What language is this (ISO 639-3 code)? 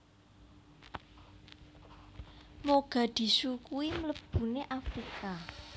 jav